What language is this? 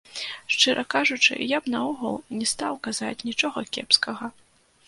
Belarusian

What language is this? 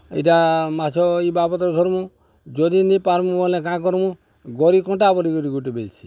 Odia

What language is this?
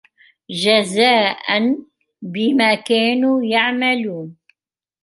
Arabic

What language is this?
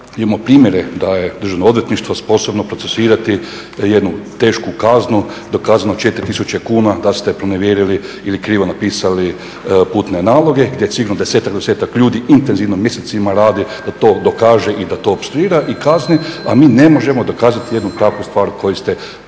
Croatian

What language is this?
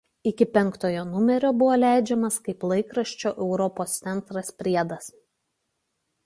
Lithuanian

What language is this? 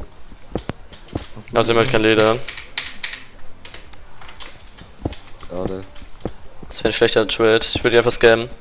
German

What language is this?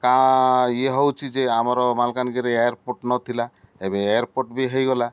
Odia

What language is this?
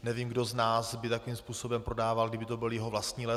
Czech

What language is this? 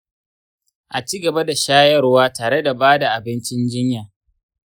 Hausa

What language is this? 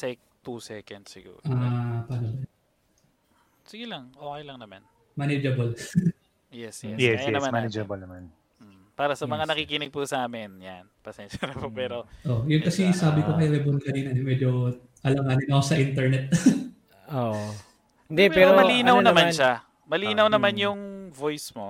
Filipino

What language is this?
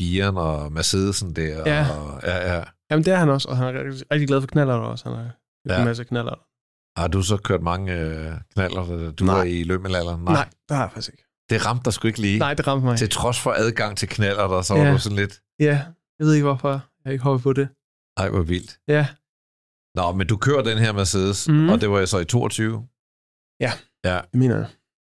Danish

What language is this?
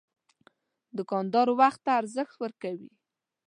Pashto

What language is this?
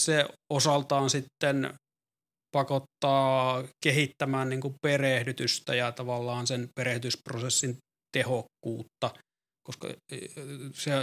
Finnish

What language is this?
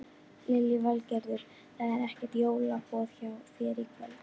Icelandic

